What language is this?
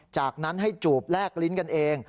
Thai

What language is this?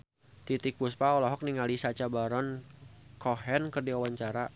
Sundanese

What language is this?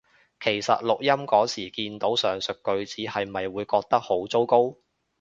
Cantonese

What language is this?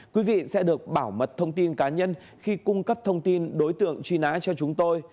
Vietnamese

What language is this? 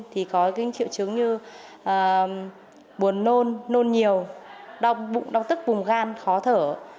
Vietnamese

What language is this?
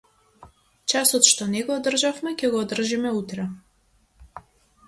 Macedonian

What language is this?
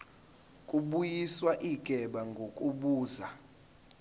Zulu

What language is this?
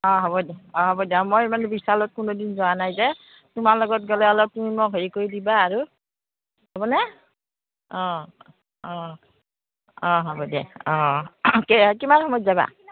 Assamese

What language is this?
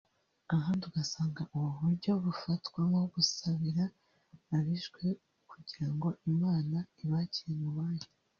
Kinyarwanda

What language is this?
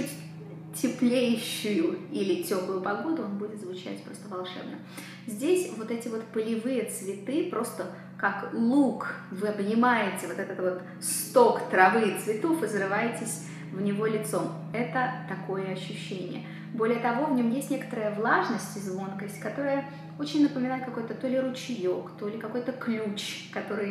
Russian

